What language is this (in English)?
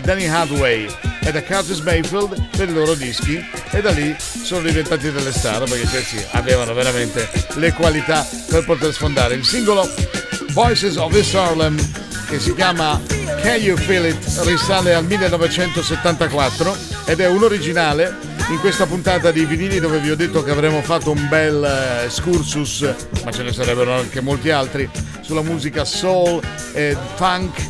Italian